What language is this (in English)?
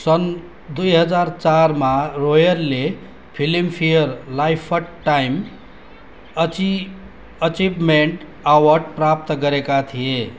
Nepali